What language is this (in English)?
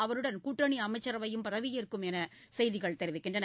Tamil